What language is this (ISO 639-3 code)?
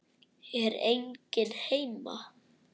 isl